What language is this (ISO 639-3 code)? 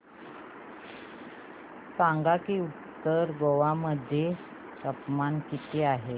mar